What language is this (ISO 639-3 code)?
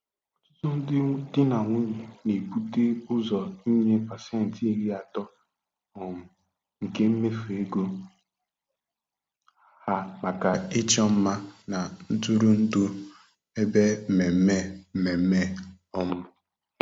ibo